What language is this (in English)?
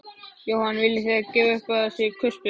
Icelandic